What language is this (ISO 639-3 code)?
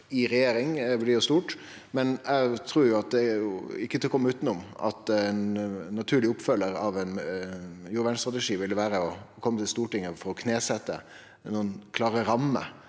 nor